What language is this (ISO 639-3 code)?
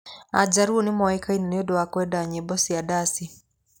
kik